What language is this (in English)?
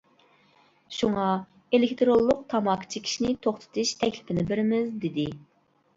Uyghur